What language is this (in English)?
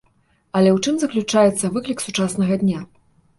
Belarusian